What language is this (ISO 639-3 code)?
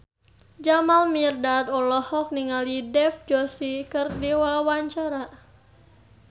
sun